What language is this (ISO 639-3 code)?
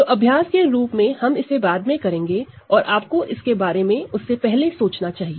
hin